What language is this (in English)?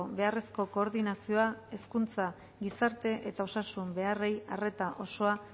Basque